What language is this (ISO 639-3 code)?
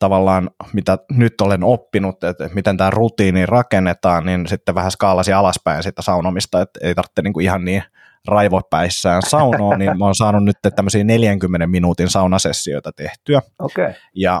fin